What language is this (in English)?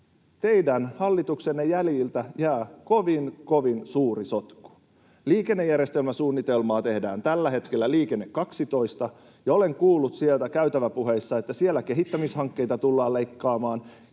Finnish